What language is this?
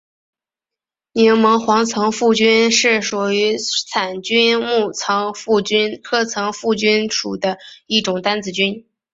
Chinese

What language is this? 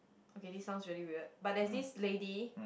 English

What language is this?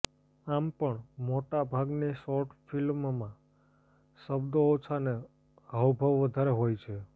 Gujarati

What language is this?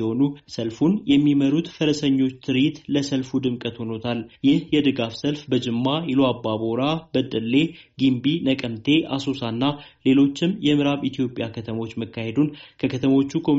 Amharic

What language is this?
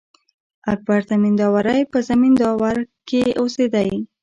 Pashto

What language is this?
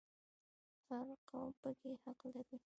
Pashto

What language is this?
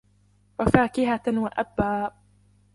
Arabic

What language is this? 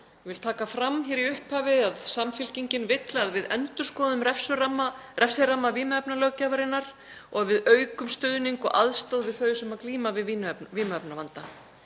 Icelandic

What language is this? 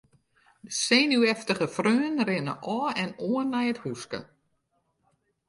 Western Frisian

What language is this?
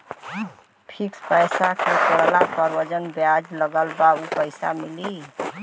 Bhojpuri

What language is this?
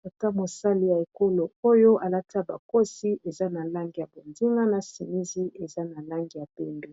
Lingala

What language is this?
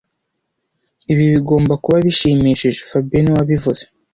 Kinyarwanda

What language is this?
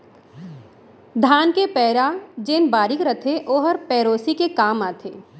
Chhattisgarhi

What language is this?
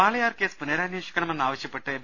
Malayalam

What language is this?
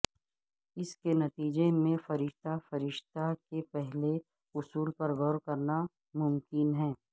Urdu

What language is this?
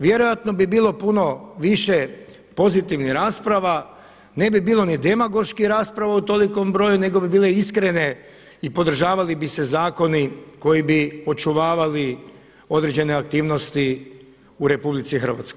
Croatian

